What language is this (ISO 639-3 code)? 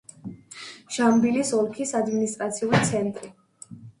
kat